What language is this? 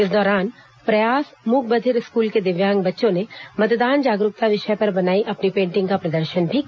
Hindi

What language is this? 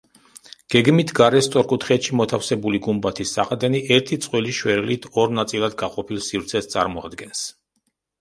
Georgian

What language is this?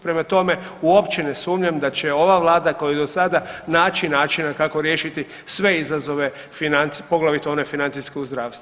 Croatian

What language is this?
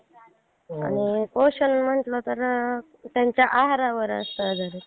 Marathi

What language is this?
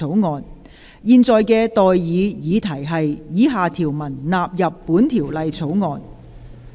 Cantonese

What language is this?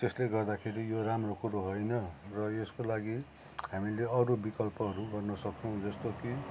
Nepali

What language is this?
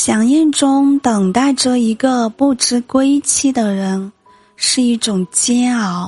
Chinese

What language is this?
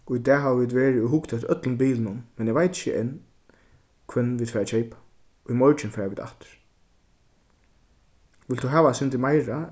Faroese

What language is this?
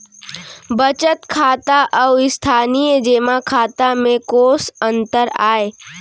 Chhattisgarhi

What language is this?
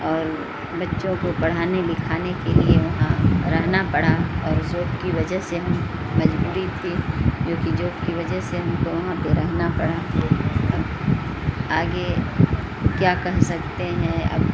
Urdu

